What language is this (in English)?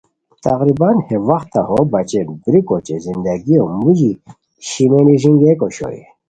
Khowar